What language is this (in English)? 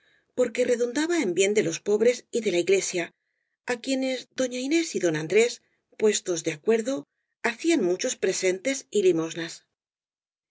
Spanish